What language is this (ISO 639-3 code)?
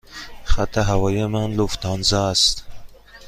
fas